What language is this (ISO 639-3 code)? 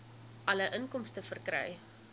afr